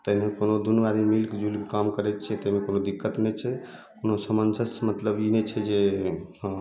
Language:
Maithili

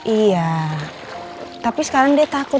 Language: Indonesian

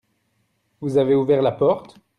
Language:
French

